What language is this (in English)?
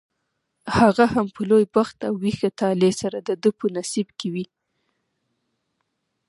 Pashto